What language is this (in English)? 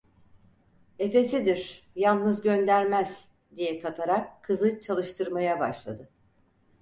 Turkish